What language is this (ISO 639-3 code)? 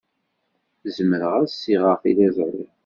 kab